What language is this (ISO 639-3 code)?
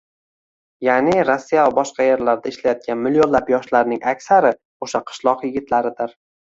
uzb